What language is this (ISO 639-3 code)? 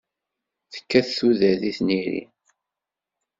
kab